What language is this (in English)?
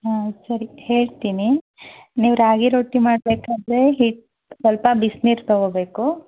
Kannada